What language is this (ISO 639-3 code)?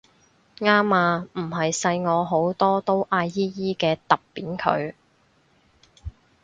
yue